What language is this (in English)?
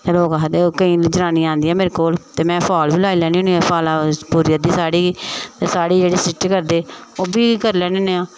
Dogri